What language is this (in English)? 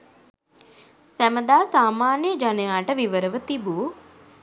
Sinhala